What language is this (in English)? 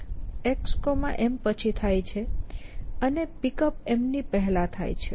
Gujarati